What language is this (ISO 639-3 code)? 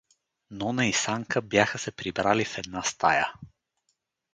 bul